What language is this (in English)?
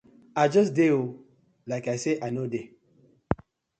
Nigerian Pidgin